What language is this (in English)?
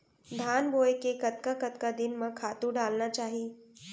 Chhattisgarhi